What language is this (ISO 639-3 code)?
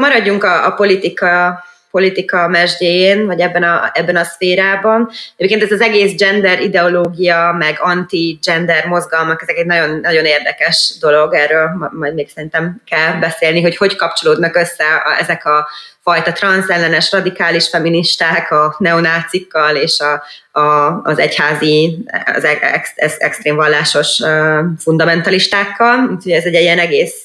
hun